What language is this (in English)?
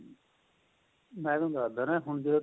Punjabi